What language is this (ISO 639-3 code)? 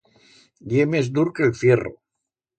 arg